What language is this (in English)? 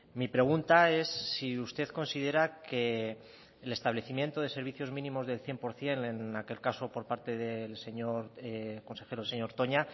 Spanish